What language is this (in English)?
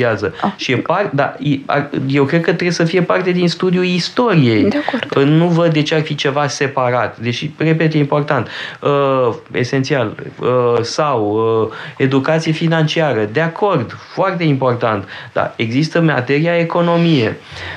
Romanian